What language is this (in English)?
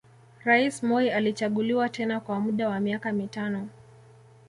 Swahili